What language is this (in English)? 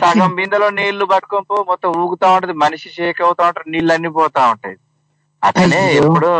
Telugu